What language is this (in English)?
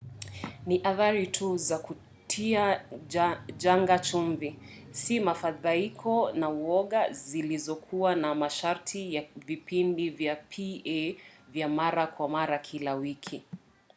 Swahili